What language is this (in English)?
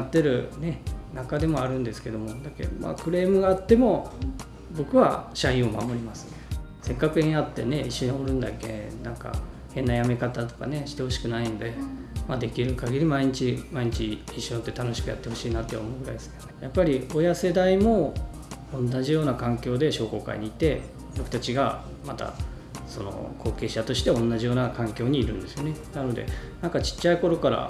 Japanese